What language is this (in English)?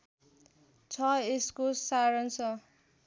Nepali